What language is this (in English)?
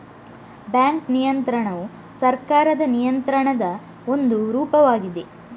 Kannada